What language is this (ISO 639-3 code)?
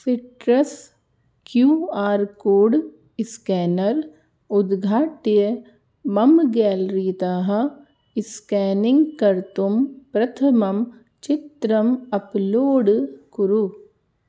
san